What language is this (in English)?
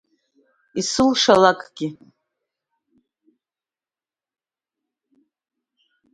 Abkhazian